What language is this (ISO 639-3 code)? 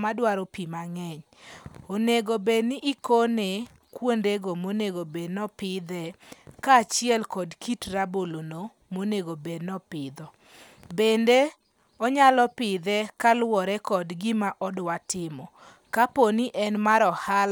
luo